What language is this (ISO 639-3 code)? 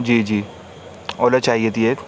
urd